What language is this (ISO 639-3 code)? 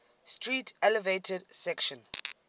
eng